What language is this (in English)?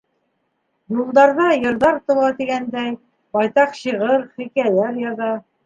Bashkir